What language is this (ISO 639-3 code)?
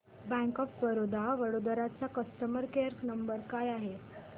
mar